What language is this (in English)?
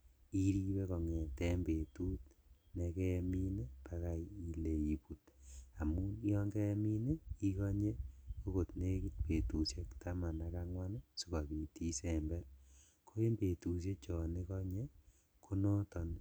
Kalenjin